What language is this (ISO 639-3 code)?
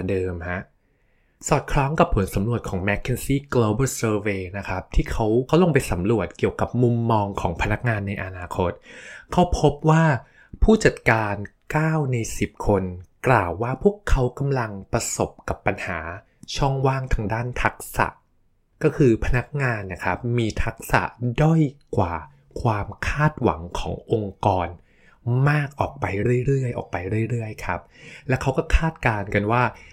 tha